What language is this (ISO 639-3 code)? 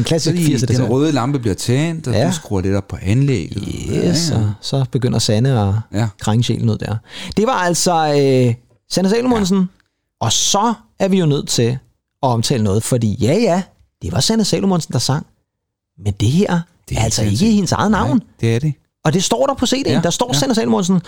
dan